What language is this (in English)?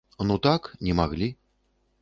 Belarusian